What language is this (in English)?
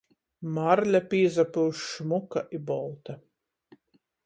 Latgalian